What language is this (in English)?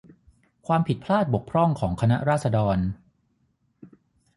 Thai